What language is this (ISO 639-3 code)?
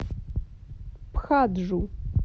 rus